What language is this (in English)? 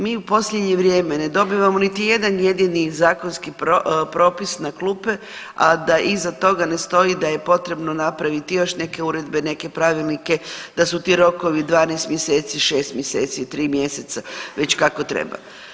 Croatian